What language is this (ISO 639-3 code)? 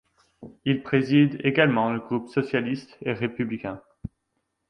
fra